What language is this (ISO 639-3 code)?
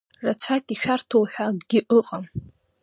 abk